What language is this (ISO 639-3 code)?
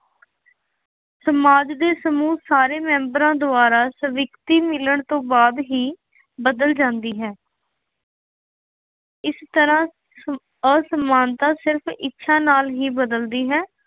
pan